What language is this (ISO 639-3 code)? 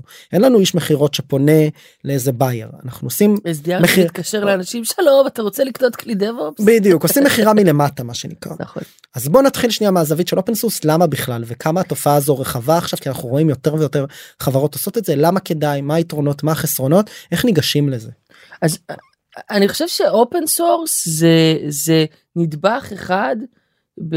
heb